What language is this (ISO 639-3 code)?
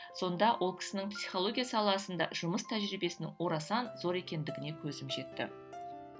kaz